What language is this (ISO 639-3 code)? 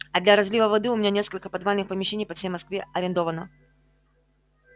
rus